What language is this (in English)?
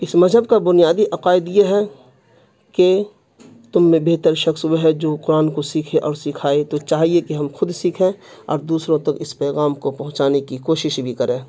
Urdu